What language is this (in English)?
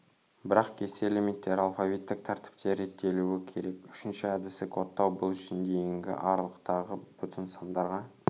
Kazakh